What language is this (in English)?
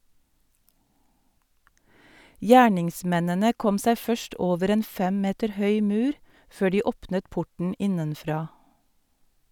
Norwegian